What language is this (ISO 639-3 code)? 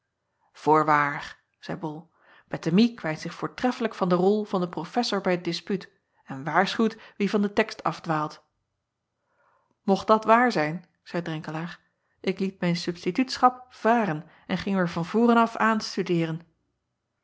nld